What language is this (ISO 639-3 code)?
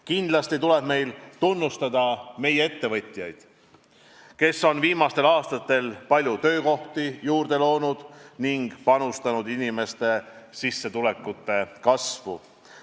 est